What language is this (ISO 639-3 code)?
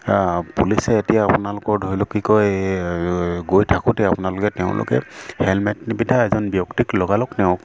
asm